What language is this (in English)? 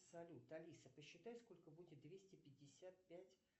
Russian